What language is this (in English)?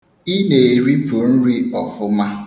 Igbo